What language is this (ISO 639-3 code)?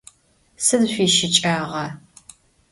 ady